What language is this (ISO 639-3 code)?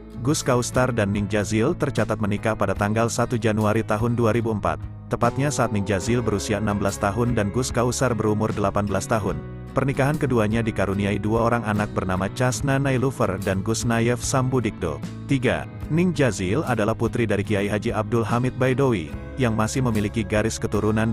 ind